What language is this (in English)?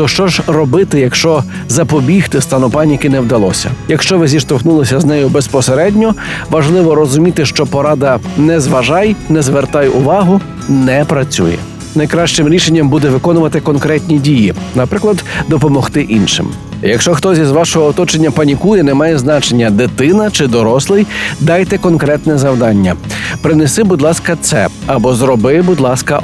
Ukrainian